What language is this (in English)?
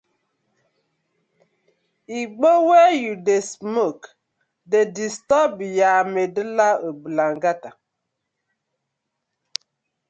Nigerian Pidgin